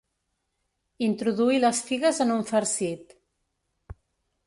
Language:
Catalan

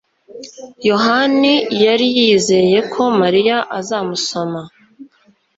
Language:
Kinyarwanda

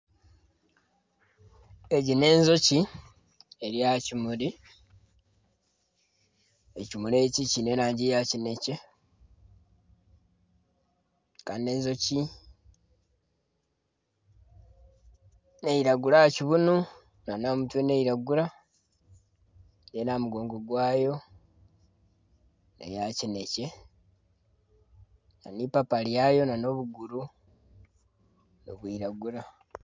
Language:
Nyankole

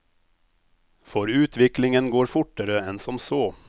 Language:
Norwegian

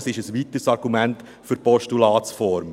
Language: Swiss German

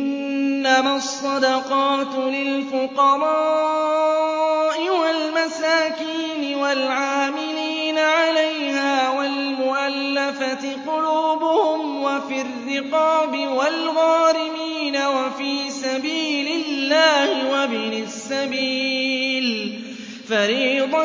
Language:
Arabic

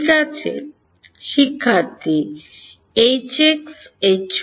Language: Bangla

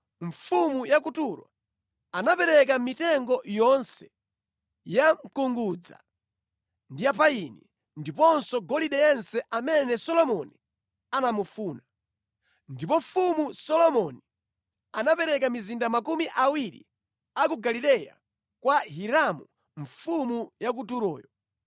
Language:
Nyanja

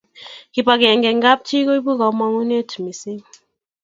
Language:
Kalenjin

